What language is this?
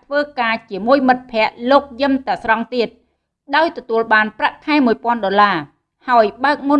Vietnamese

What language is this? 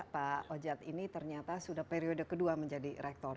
Indonesian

